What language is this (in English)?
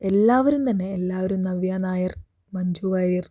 Malayalam